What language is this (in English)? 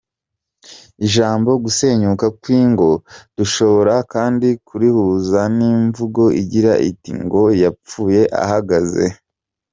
Kinyarwanda